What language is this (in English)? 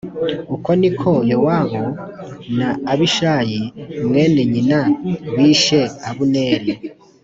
Kinyarwanda